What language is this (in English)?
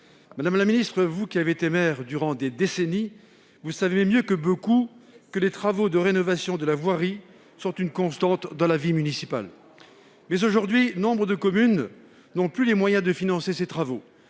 French